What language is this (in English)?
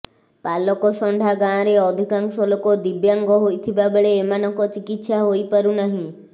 Odia